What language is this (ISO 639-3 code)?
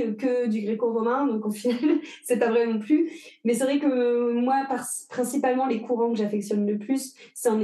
fra